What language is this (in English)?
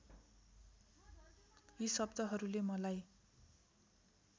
Nepali